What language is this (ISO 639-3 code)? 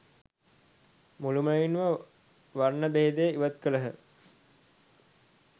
sin